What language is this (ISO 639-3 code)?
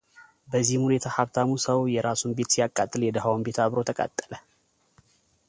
amh